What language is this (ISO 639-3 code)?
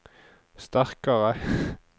nor